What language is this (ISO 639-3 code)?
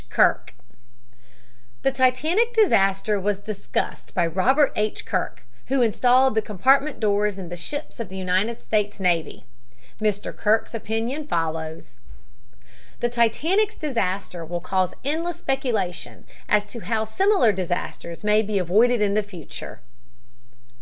eng